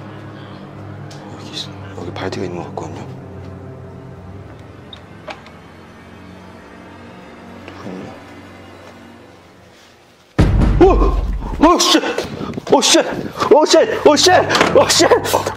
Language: Korean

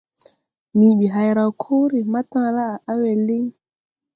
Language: Tupuri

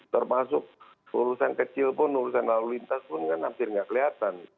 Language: Indonesian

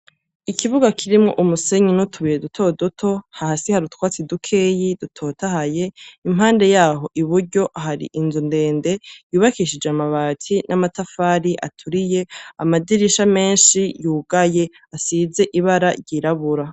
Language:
Rundi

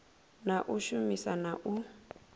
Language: Venda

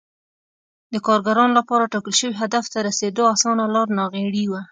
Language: Pashto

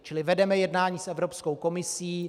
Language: Czech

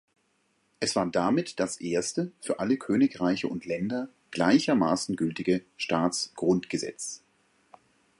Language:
German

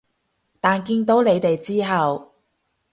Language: Cantonese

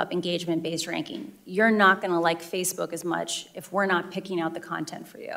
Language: Hebrew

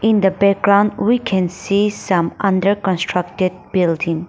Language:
English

